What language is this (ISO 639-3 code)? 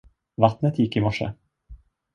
swe